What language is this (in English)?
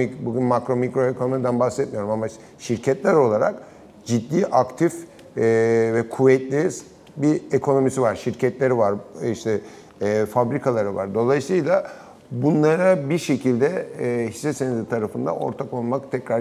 Turkish